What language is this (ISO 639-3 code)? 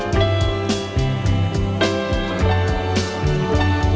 vie